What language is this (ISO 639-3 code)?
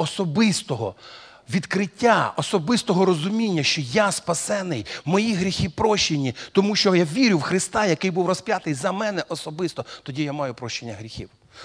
rus